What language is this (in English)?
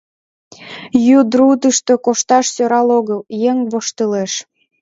Mari